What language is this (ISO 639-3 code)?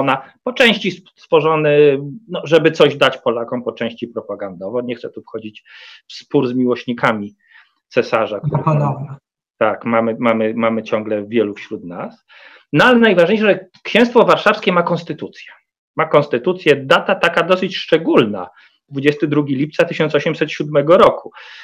pol